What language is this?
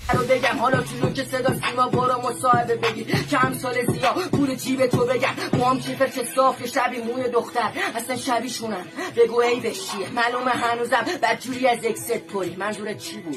Persian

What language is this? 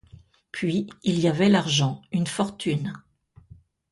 French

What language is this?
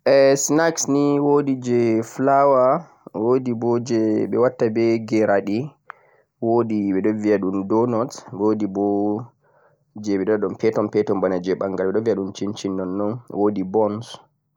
Central-Eastern Niger Fulfulde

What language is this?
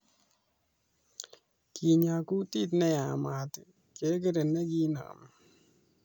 Kalenjin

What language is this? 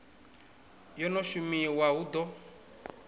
Venda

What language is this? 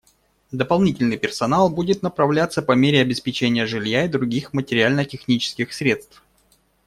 Russian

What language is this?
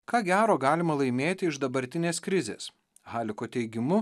Lithuanian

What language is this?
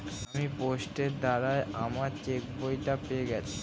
Bangla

